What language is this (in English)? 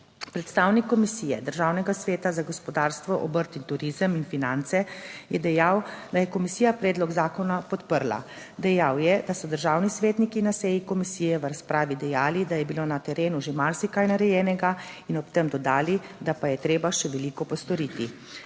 Slovenian